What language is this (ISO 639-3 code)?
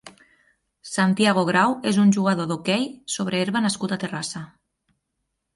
cat